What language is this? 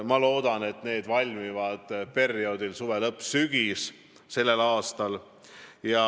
Estonian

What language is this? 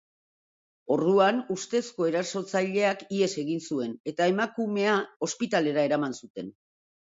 Basque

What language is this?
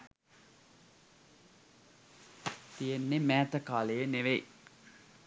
Sinhala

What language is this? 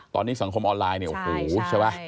Thai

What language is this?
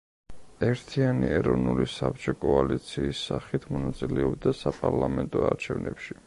Georgian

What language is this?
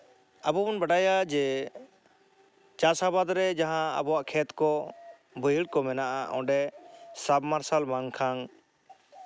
Santali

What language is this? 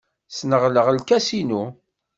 Kabyle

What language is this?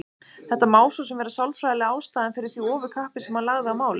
Icelandic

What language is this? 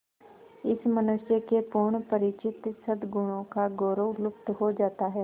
Hindi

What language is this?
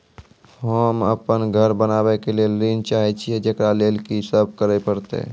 Maithili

